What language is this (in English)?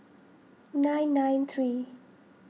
English